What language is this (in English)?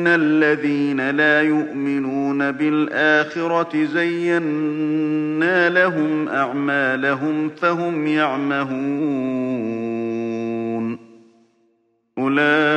Arabic